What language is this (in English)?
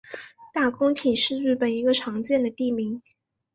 Chinese